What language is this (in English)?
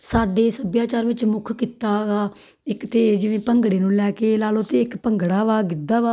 Punjabi